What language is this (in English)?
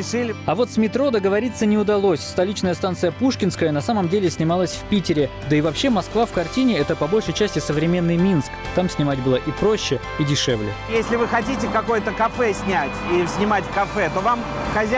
Russian